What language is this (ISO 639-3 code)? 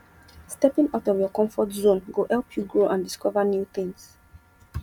pcm